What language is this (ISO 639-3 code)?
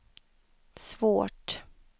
swe